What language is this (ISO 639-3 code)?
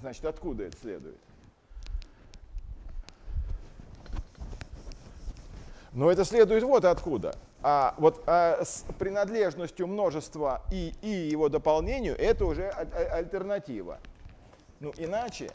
rus